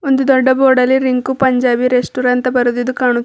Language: Kannada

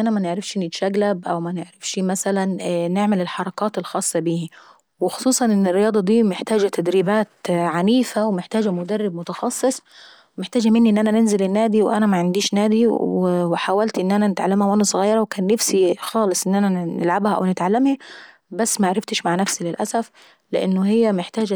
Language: Saidi Arabic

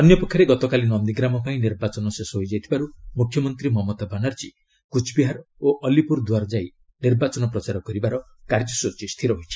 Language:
Odia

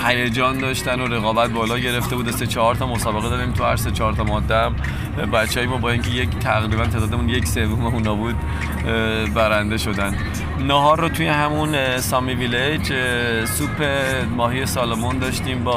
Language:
Persian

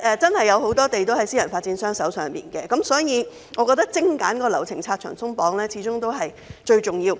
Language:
Cantonese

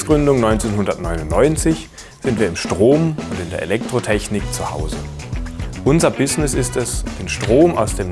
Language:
German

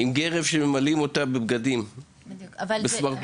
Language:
Hebrew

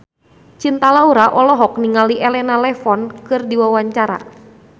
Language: Sundanese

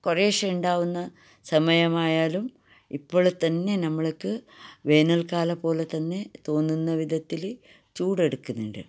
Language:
Malayalam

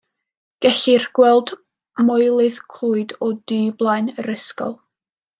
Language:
Welsh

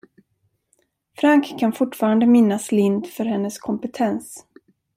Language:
Swedish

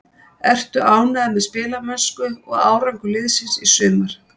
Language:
Icelandic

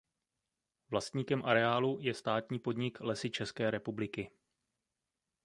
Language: Czech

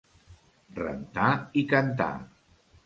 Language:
Catalan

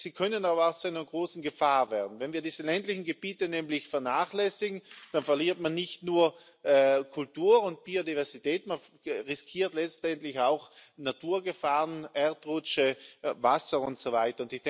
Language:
German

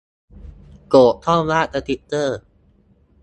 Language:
Thai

